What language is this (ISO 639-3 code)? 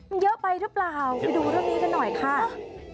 tha